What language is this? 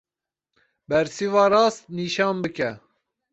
Kurdish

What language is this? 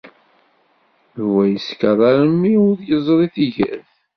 Kabyle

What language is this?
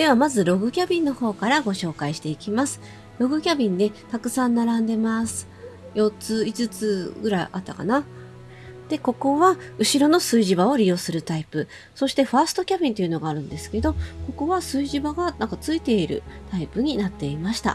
Japanese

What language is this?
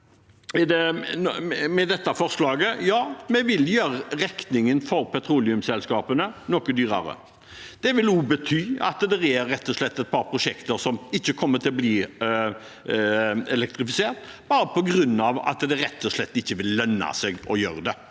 Norwegian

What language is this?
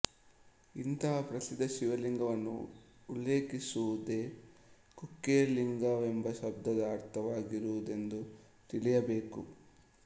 Kannada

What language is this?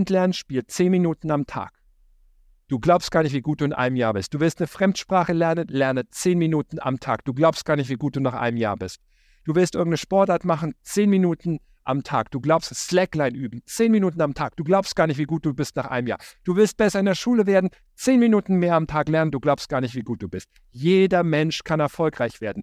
German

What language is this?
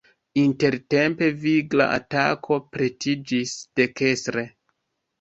Esperanto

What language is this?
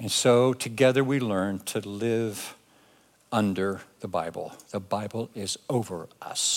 English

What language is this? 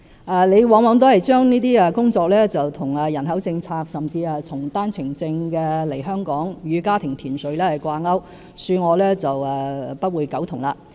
Cantonese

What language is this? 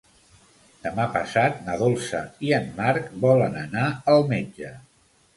Catalan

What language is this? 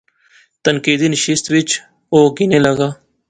Pahari-Potwari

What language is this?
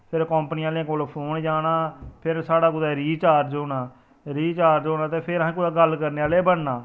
Dogri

